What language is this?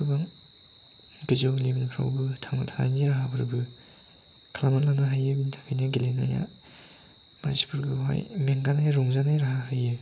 Bodo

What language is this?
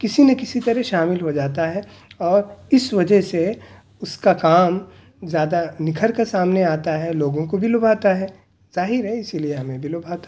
Urdu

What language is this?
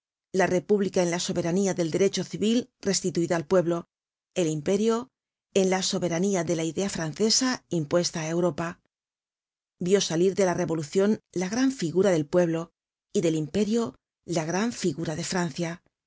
Spanish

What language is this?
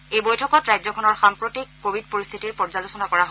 Assamese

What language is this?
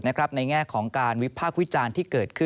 Thai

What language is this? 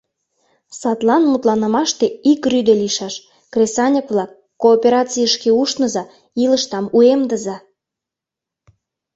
Mari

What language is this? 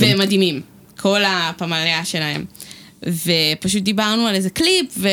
Hebrew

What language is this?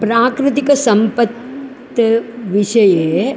Sanskrit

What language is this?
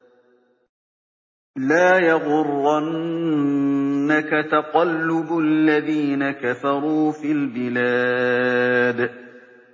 Arabic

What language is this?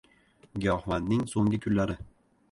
Uzbek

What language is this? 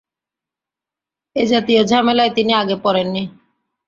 Bangla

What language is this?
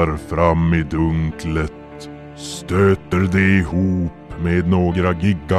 Swedish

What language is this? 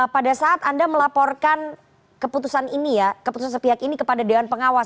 Indonesian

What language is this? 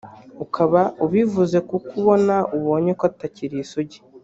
Kinyarwanda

